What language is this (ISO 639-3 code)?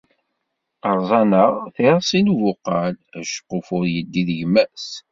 kab